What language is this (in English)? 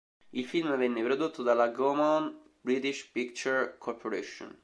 Italian